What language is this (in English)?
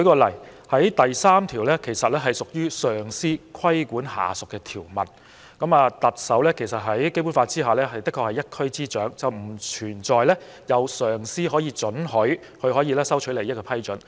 Cantonese